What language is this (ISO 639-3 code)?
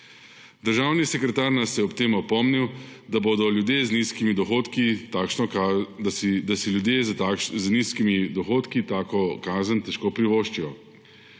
slv